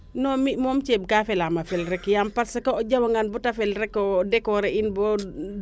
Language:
Serer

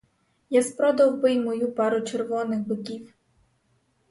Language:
Ukrainian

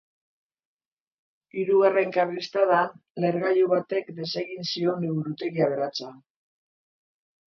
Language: Basque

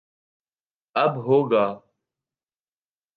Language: Urdu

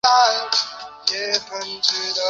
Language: Chinese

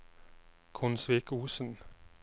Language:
Norwegian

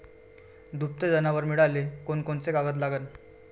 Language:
Marathi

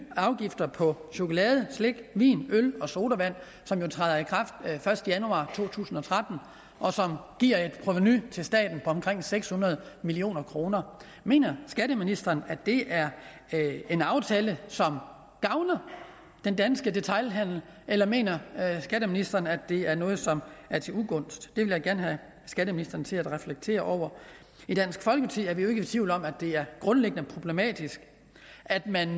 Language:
Danish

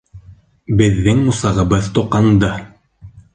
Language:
Bashkir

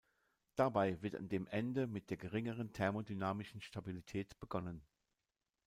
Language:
German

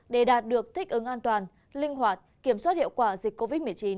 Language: Vietnamese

